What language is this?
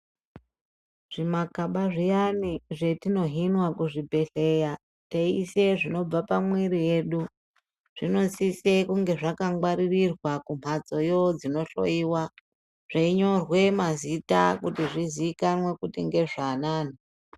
Ndau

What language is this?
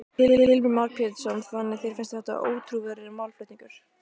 Icelandic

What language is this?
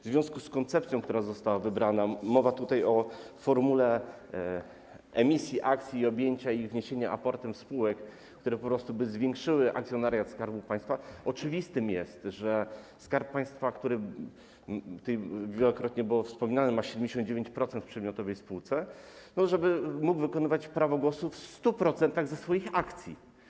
Polish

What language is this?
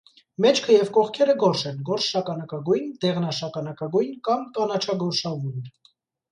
Armenian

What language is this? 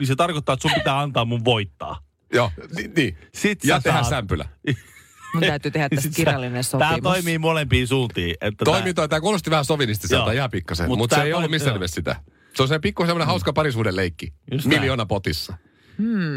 Finnish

